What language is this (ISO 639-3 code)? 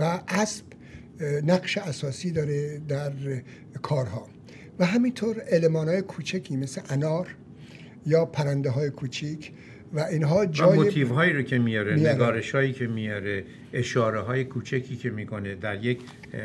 fas